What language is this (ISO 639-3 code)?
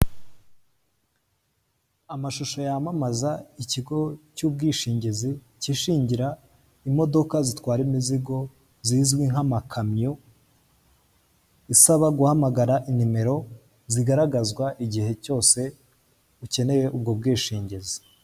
kin